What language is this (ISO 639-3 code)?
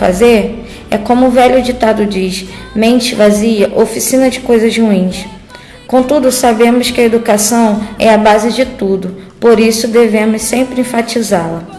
por